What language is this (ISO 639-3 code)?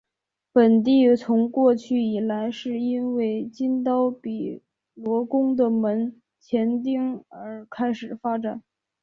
zho